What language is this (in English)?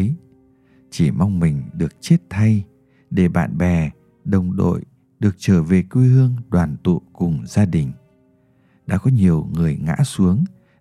Vietnamese